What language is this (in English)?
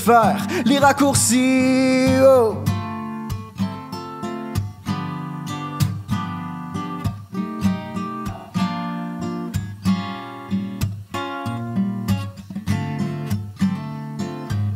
French